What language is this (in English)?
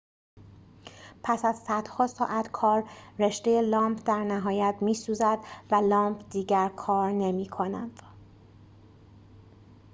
Persian